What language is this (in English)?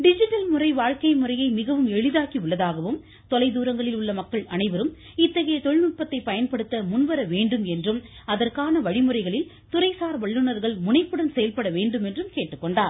Tamil